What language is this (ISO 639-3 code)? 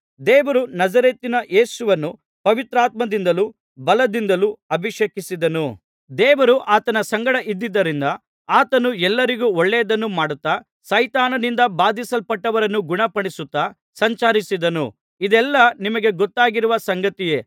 kan